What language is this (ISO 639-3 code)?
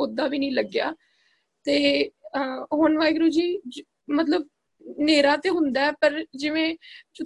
pan